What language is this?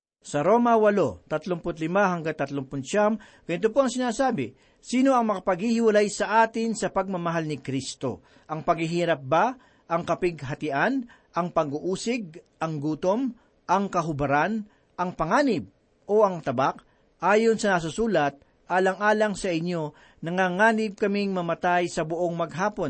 Filipino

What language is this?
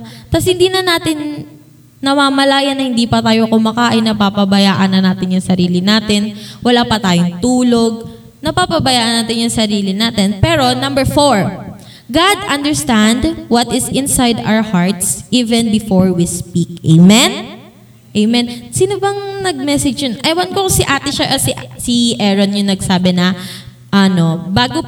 Filipino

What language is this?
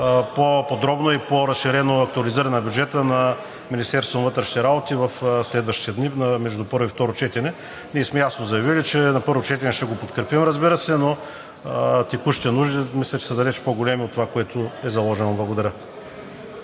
Bulgarian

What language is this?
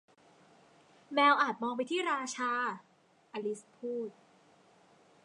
Thai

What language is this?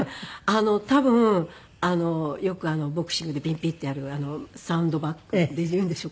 Japanese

